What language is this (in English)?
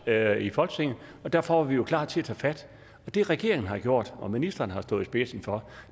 Danish